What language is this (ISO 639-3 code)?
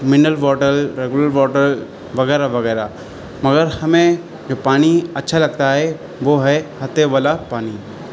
urd